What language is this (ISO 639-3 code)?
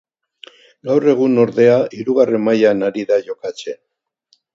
eus